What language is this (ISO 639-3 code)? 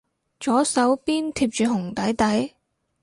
yue